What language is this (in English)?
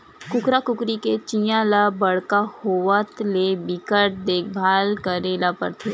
Chhattisgarhi